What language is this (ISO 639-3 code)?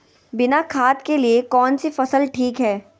mag